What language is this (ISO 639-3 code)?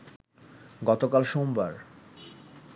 ben